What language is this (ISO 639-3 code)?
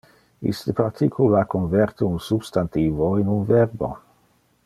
ina